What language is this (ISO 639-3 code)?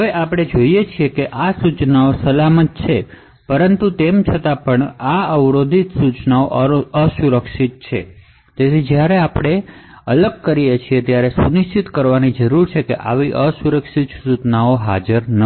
guj